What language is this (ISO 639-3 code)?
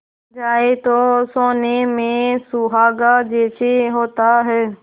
hin